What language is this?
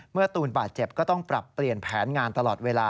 Thai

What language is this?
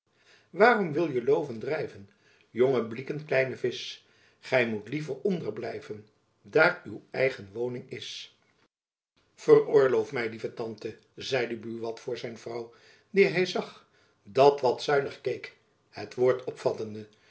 Dutch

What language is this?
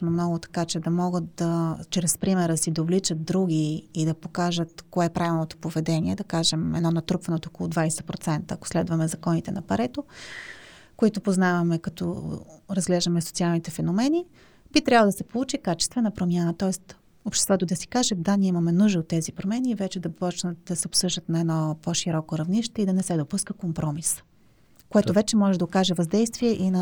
Bulgarian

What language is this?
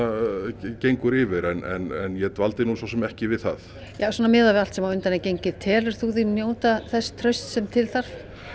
Icelandic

